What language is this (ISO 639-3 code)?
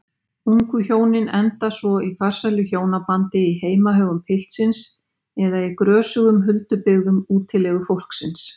isl